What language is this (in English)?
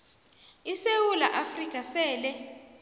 South Ndebele